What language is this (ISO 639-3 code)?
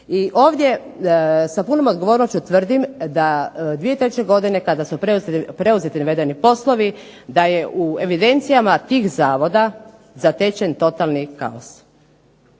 hrv